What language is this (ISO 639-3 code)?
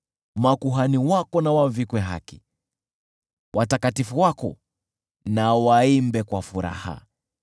swa